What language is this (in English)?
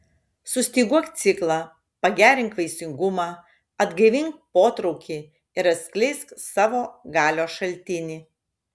Lithuanian